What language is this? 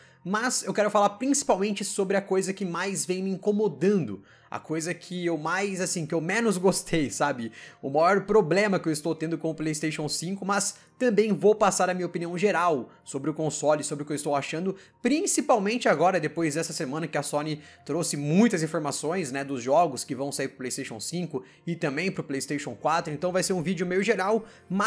Portuguese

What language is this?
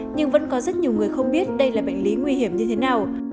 Vietnamese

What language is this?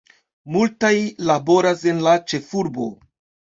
Esperanto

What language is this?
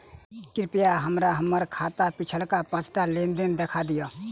Maithili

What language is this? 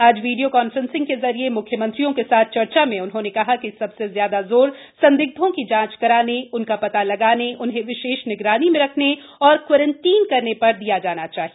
Hindi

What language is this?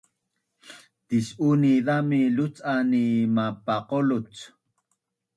Bunun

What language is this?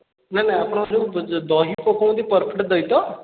Odia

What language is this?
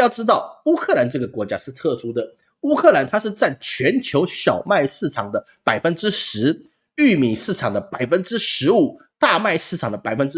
Chinese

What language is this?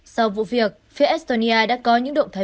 Vietnamese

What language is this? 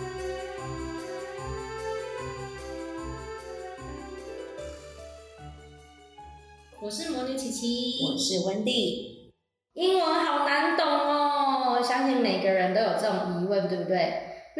Chinese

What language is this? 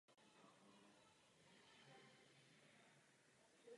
Czech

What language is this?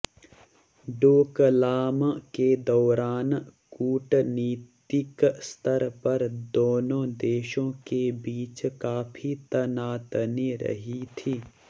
Hindi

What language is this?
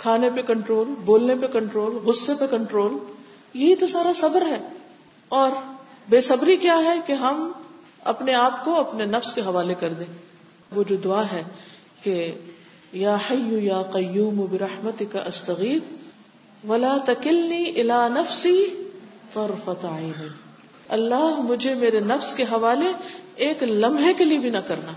Urdu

